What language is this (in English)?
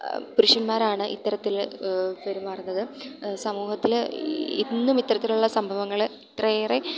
Malayalam